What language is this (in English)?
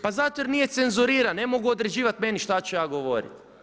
Croatian